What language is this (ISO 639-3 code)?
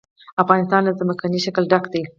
pus